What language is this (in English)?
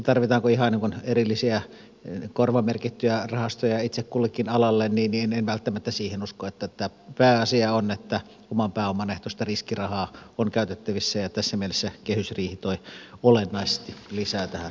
Finnish